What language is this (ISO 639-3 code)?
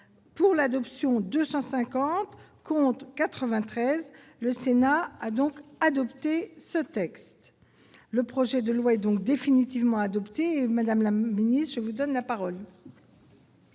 fra